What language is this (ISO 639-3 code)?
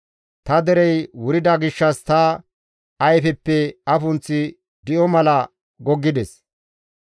gmv